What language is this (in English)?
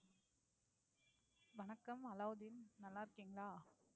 Tamil